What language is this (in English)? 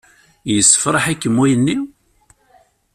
Kabyle